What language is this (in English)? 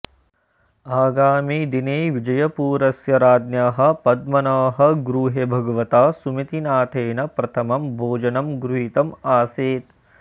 Sanskrit